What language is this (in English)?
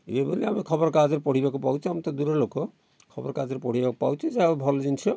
Odia